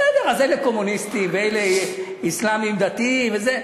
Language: Hebrew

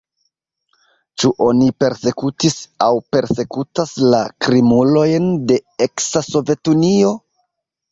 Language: Esperanto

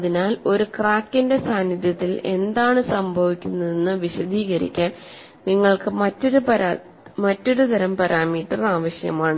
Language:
Malayalam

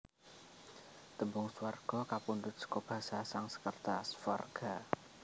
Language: Javanese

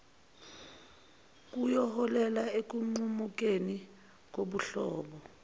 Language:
Zulu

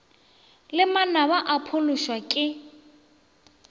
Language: Northern Sotho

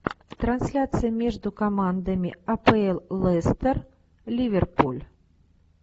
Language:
Russian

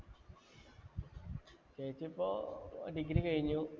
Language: Malayalam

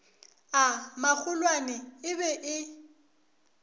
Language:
Northern Sotho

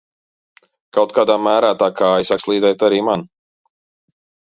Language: Latvian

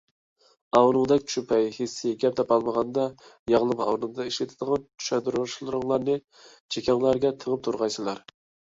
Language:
Uyghur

